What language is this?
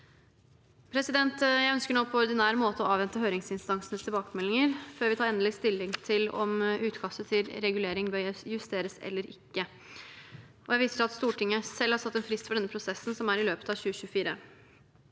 Norwegian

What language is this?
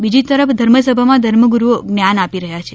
Gujarati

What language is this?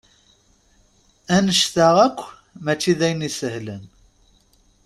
Kabyle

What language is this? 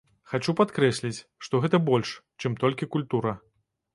Belarusian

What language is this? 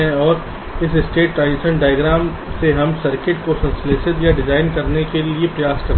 Hindi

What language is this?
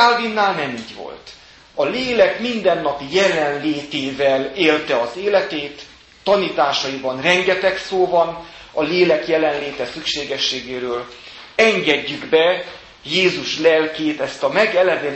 Hungarian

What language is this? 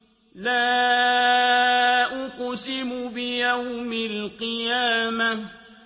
Arabic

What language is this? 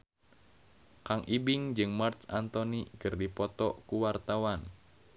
Sundanese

